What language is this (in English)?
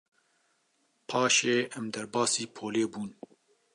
Kurdish